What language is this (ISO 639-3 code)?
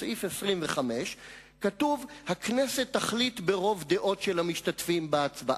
heb